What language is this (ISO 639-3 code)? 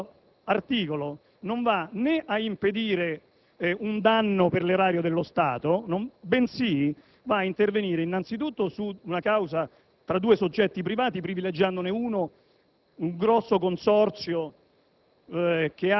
ita